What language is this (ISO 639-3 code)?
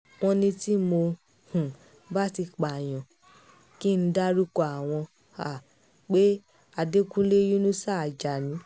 yor